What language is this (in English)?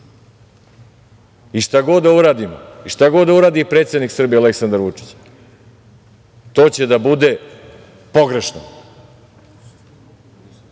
Serbian